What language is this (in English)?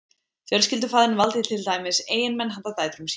Icelandic